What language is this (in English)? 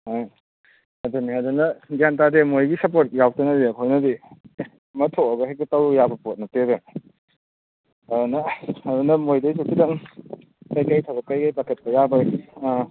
Manipuri